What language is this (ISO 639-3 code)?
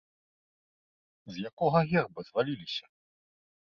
bel